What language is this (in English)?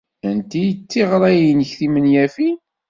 Kabyle